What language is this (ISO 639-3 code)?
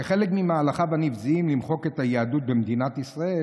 heb